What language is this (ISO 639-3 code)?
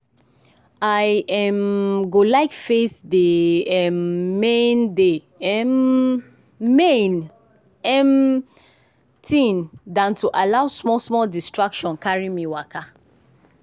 pcm